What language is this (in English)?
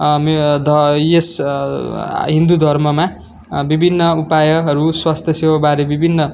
Nepali